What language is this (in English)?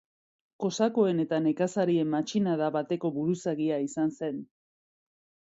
Basque